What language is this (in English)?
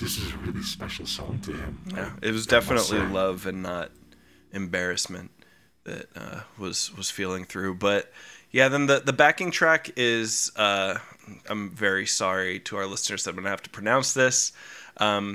English